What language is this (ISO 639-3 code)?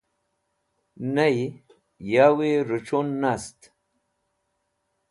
wbl